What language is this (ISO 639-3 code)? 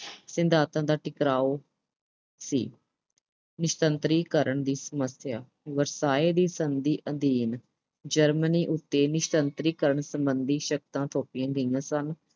pan